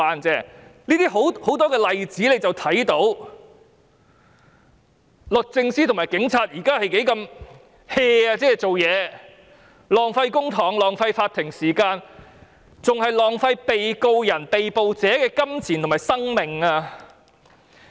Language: Cantonese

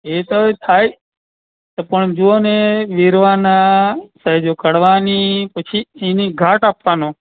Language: Gujarati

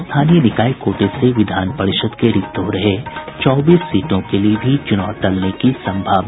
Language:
Hindi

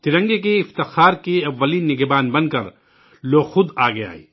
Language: Urdu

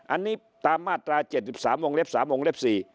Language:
Thai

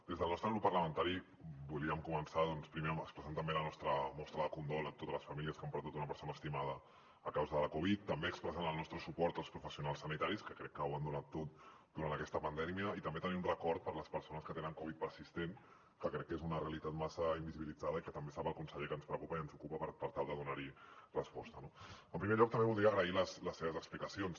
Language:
Catalan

